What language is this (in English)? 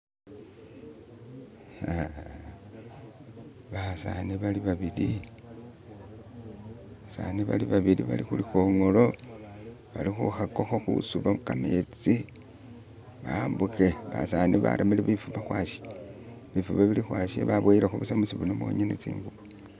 Masaaba